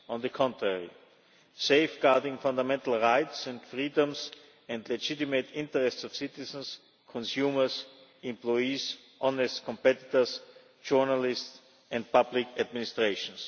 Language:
English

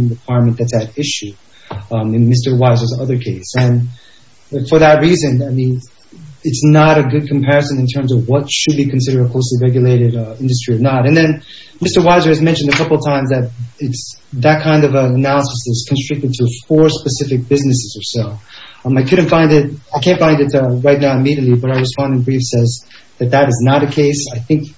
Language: English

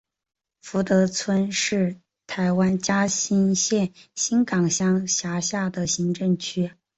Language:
Chinese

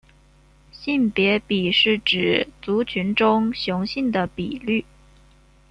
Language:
Chinese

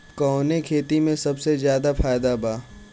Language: Bhojpuri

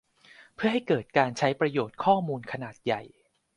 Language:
Thai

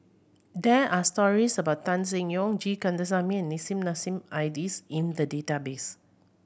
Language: English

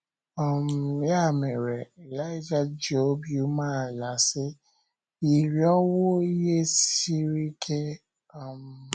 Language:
Igbo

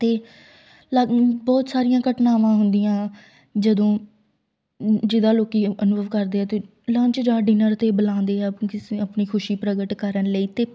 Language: Punjabi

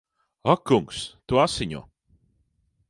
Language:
Latvian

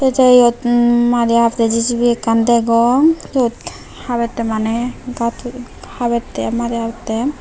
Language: Chakma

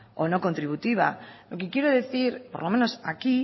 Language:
Spanish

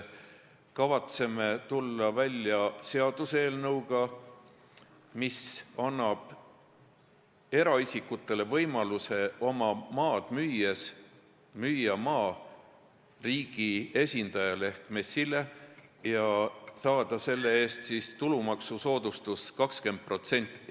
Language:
Estonian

